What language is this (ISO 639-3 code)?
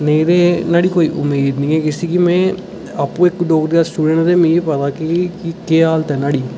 doi